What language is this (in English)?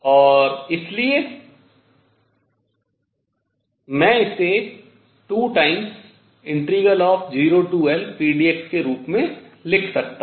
Hindi